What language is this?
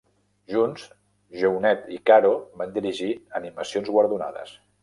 Catalan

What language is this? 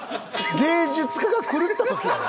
Japanese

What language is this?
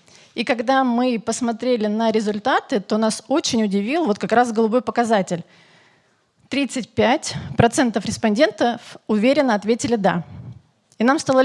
Russian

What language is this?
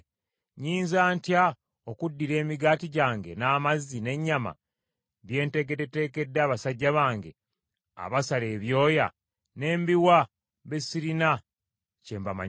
Ganda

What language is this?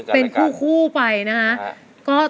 Thai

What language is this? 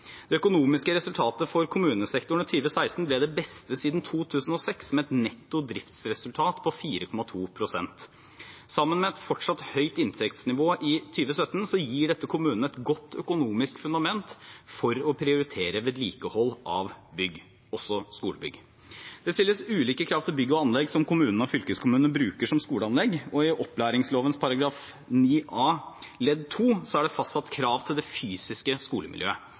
Norwegian Bokmål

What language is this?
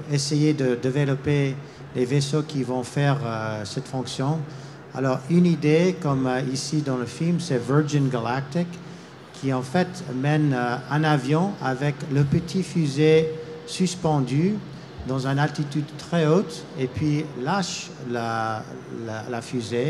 French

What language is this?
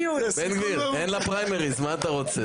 Hebrew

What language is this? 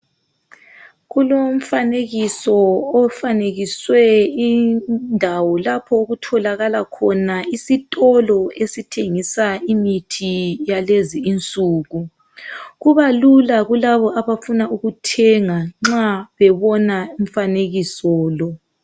North Ndebele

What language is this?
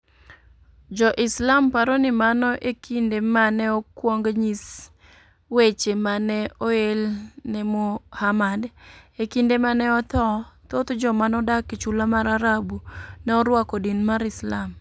Luo (Kenya and Tanzania)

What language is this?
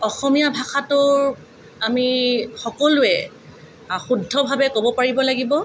Assamese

